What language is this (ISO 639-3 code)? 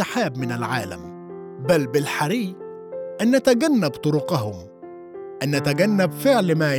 ara